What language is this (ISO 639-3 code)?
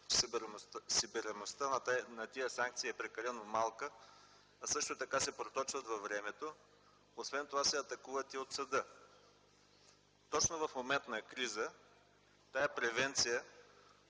bul